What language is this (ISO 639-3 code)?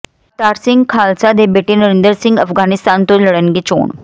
pan